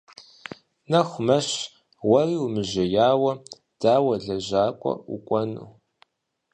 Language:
Kabardian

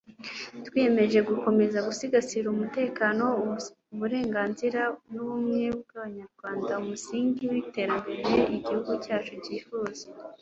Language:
Kinyarwanda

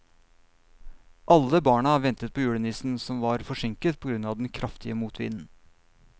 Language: Norwegian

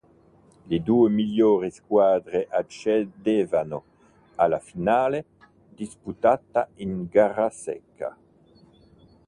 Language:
Italian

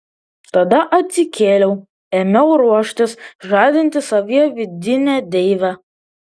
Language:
Lithuanian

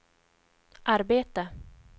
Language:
Swedish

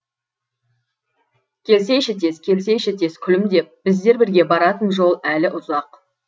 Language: Kazakh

